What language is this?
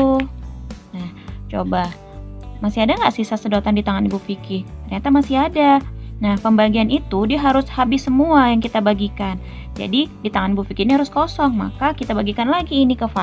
Indonesian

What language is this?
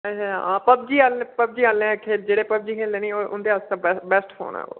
Dogri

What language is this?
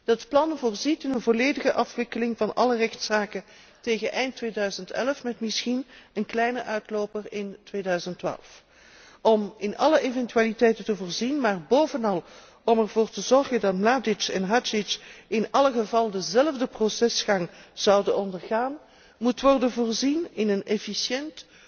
Dutch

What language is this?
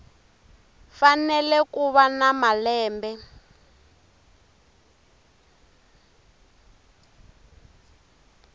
Tsonga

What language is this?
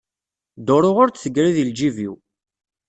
Kabyle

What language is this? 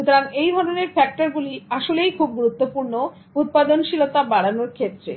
Bangla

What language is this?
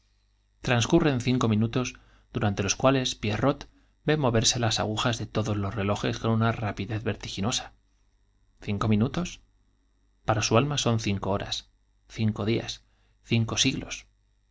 Spanish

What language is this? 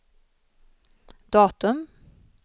Swedish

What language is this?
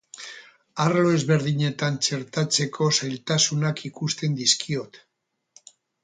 Basque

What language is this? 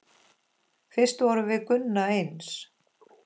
Icelandic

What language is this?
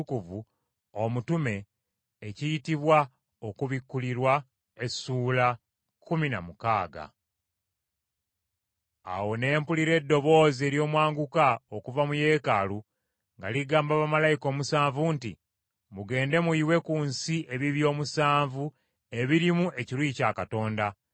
Ganda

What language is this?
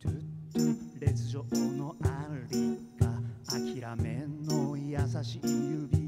Japanese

